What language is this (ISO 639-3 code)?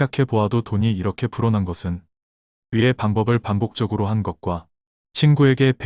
kor